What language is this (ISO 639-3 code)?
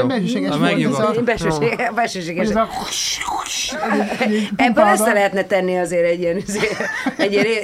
hun